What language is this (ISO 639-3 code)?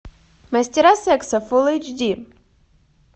rus